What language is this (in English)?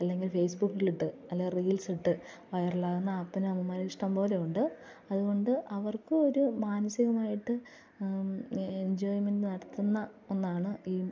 Malayalam